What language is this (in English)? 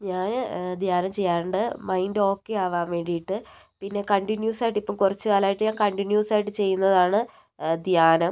Malayalam